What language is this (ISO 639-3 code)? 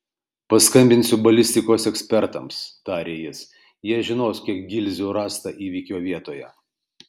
lit